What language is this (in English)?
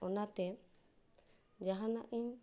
Santali